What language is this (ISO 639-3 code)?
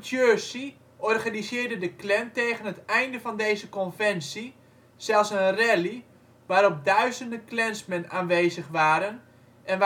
nld